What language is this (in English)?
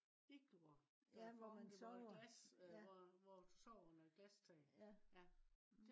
Danish